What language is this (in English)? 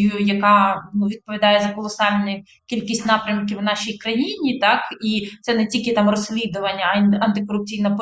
Ukrainian